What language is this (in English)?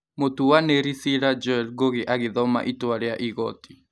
Kikuyu